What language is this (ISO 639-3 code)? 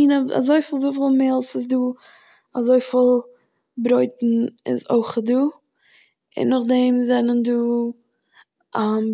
yid